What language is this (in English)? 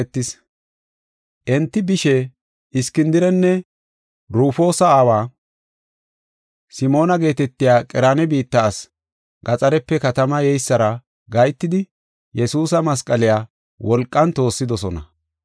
Gofa